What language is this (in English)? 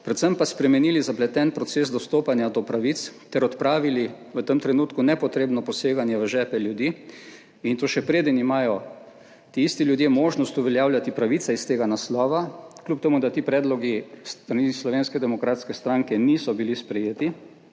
Slovenian